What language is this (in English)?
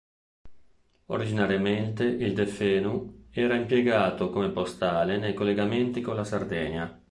Italian